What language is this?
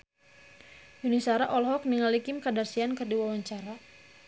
Sundanese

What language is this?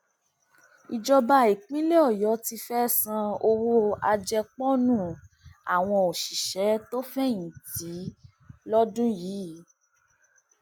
Yoruba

